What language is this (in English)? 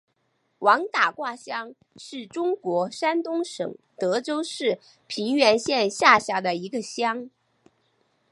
Chinese